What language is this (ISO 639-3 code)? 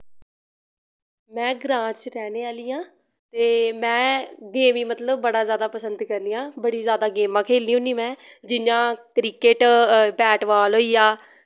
doi